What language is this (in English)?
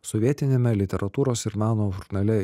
Lithuanian